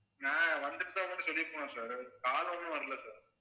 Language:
Tamil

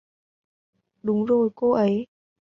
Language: Vietnamese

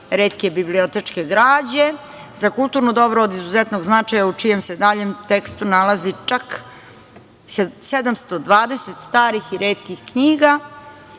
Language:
Serbian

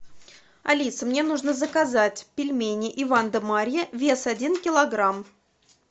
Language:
Russian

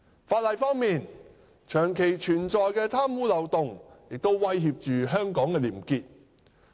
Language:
Cantonese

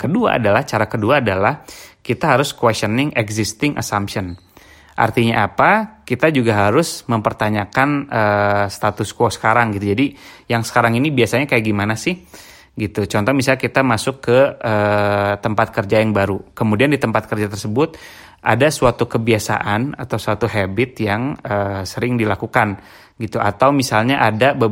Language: Indonesian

